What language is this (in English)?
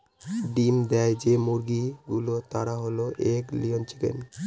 Bangla